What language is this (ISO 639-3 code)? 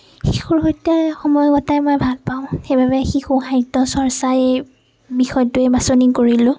asm